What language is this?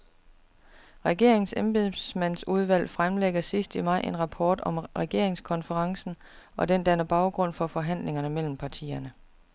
Danish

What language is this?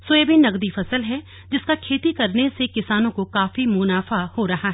Hindi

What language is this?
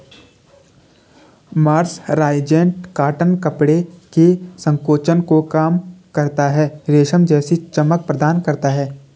Hindi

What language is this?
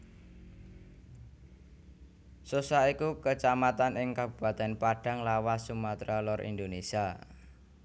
Javanese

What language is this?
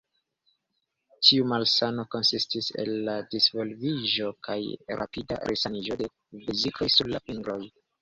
Esperanto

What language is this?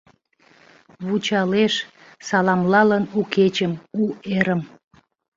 Mari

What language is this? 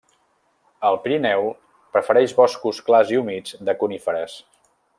Catalan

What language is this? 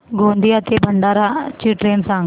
Marathi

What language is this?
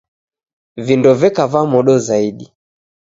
Taita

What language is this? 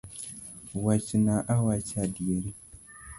Luo (Kenya and Tanzania)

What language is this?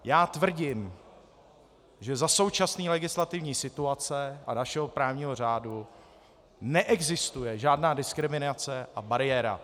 Czech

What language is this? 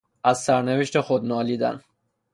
Persian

